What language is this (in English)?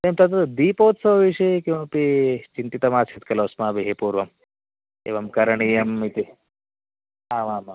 Sanskrit